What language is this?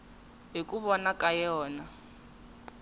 Tsonga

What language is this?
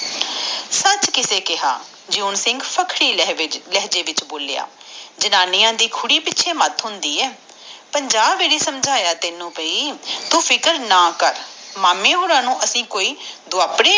Punjabi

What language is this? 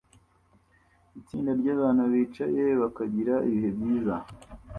Kinyarwanda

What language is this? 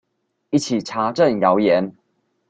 Chinese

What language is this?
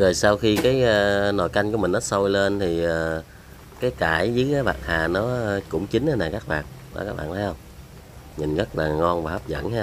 Vietnamese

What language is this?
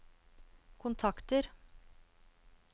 Norwegian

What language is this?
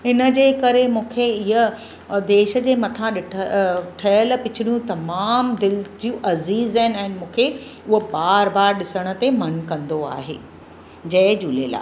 Sindhi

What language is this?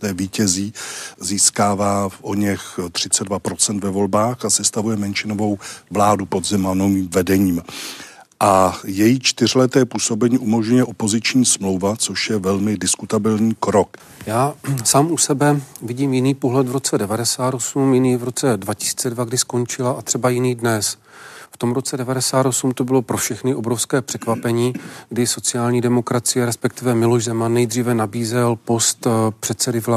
Czech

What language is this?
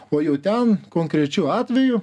Lithuanian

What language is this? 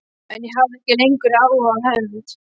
Icelandic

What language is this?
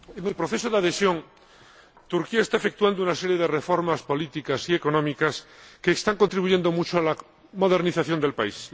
Spanish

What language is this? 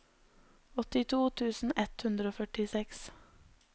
Norwegian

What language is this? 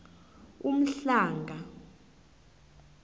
South Ndebele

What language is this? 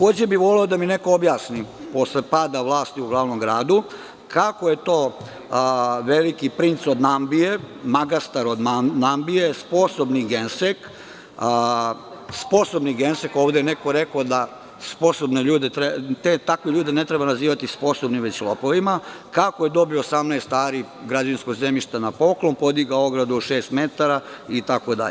Serbian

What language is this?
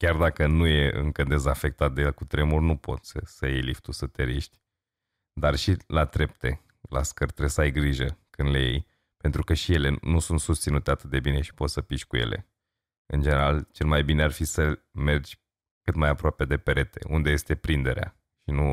Romanian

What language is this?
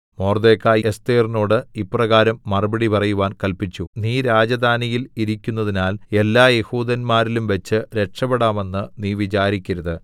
Malayalam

